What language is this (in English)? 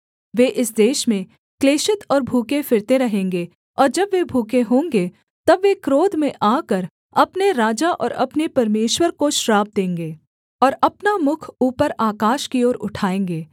Hindi